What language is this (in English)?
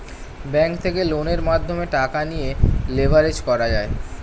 Bangla